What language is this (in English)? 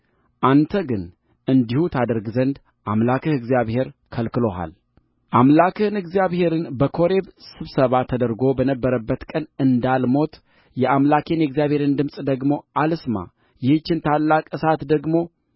Amharic